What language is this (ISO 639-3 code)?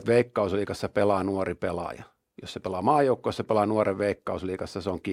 fin